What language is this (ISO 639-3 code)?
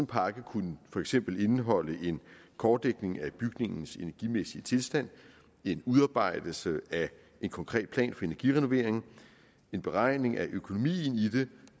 dan